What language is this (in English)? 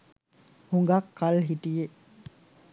Sinhala